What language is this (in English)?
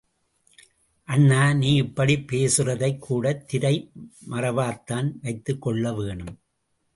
Tamil